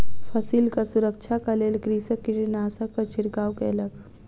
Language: Maithili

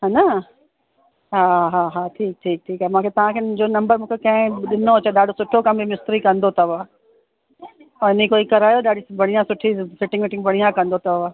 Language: Sindhi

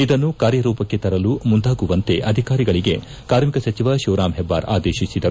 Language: Kannada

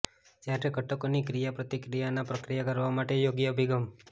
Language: Gujarati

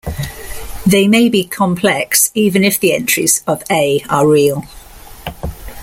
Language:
English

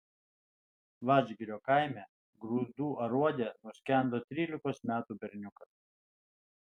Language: Lithuanian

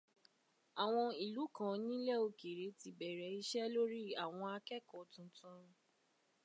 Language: Yoruba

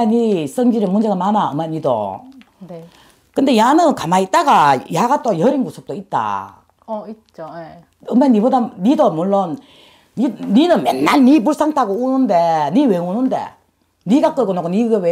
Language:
Korean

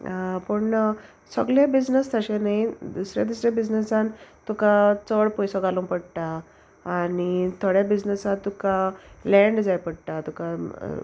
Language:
Konkani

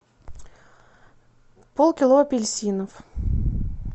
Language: Russian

